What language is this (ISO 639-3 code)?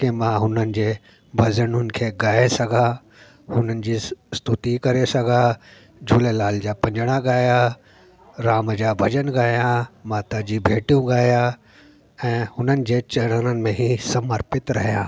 snd